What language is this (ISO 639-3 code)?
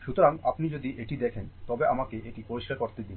ben